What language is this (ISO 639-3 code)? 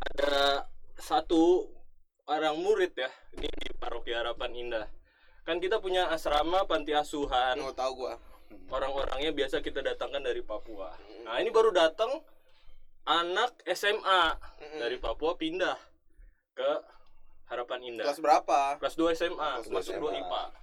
ind